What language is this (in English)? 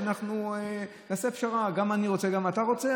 Hebrew